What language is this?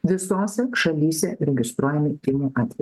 Lithuanian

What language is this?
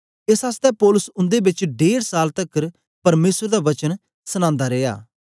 Dogri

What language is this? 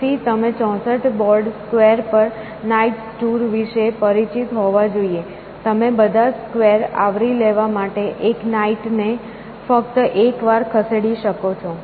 Gujarati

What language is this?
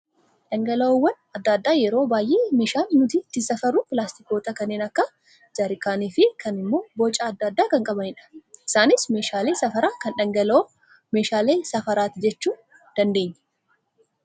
Oromo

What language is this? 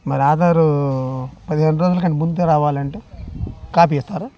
Telugu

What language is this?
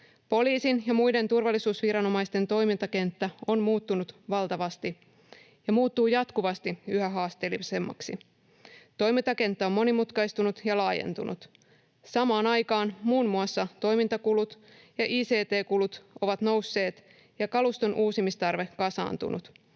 Finnish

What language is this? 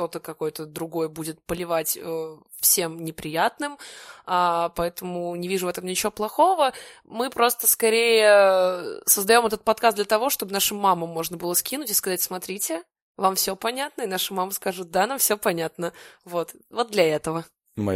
Russian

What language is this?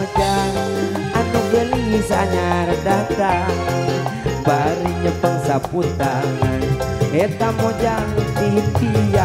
Thai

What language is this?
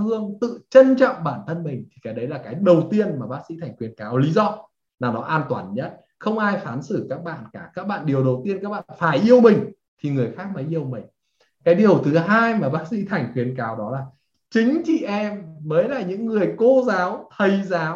Vietnamese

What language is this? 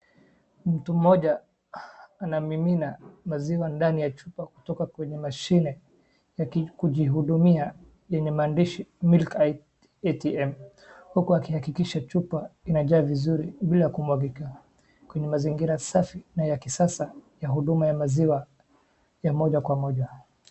Swahili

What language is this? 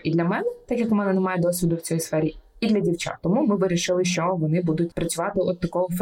Ukrainian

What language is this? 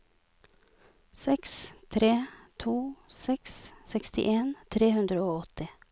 Norwegian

